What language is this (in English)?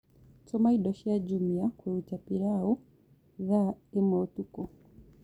Kikuyu